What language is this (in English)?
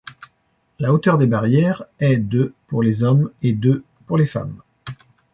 French